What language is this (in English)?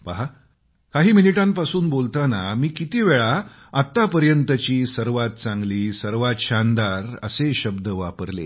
Marathi